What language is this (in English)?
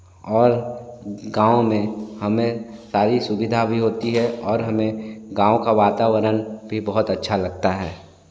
Hindi